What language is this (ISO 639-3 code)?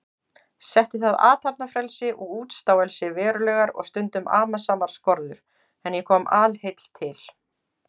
isl